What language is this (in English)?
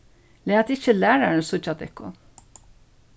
Faroese